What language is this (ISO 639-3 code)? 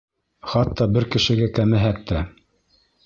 bak